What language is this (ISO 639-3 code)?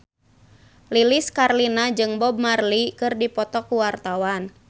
sun